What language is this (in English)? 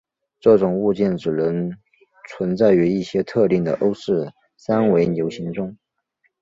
Chinese